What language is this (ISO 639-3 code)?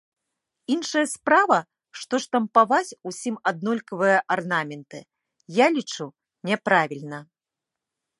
bel